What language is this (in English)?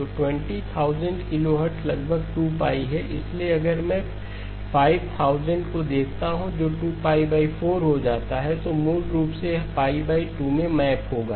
Hindi